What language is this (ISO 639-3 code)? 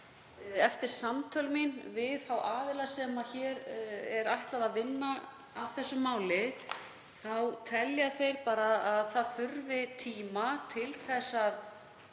isl